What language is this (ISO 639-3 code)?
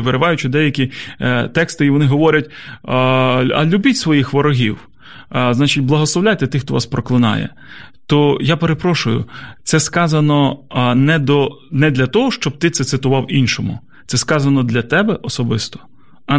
ukr